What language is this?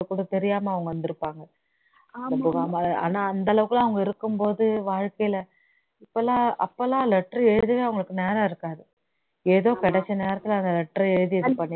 Tamil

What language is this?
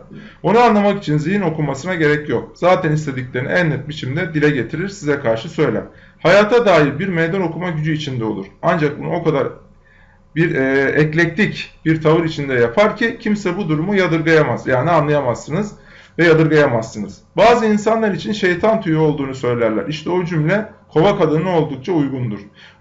Turkish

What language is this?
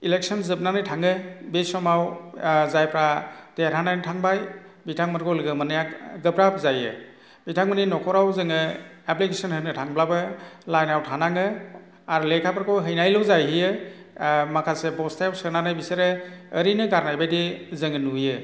Bodo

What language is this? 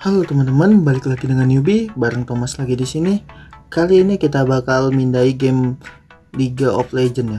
Indonesian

